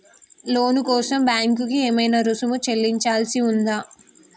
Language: Telugu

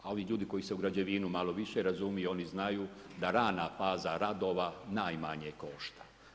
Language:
Croatian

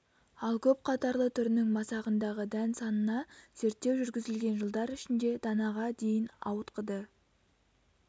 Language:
Kazakh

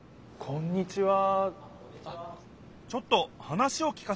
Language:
Japanese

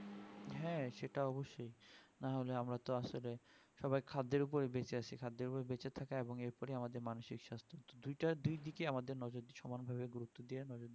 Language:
Bangla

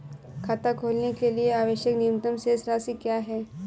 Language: Hindi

